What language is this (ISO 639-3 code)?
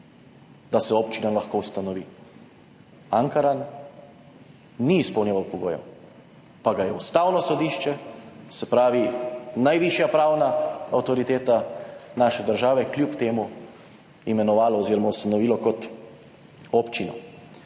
slv